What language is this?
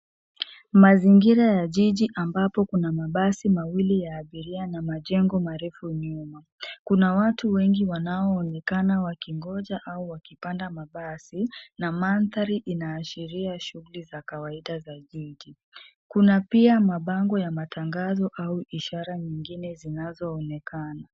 Swahili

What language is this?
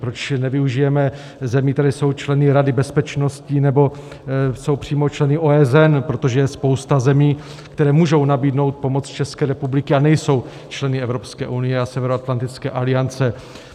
Czech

